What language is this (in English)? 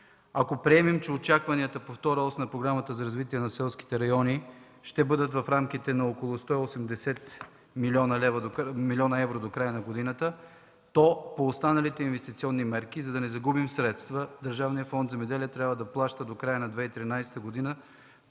Bulgarian